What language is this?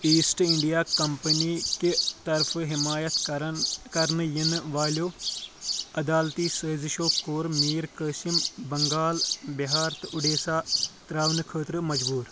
Kashmiri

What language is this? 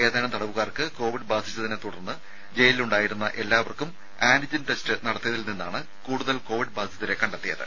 Malayalam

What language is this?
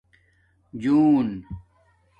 Domaaki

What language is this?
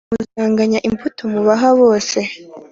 Kinyarwanda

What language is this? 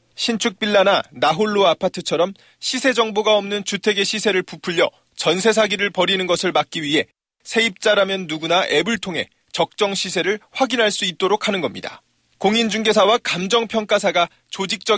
Korean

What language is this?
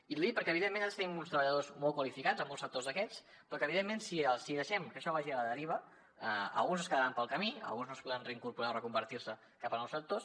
Catalan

